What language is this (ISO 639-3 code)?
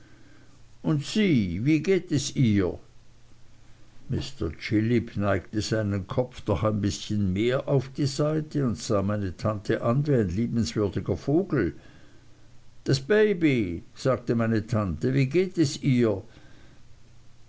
deu